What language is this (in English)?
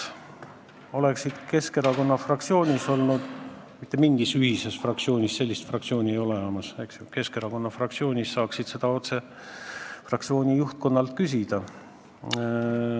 Estonian